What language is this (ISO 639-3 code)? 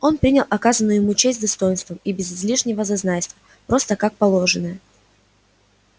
rus